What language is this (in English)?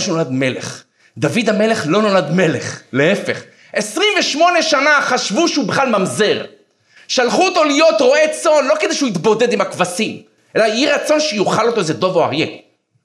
Hebrew